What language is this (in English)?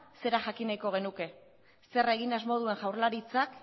Basque